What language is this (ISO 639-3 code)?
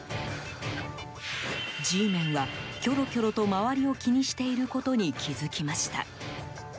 jpn